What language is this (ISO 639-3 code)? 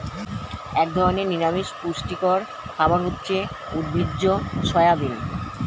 ben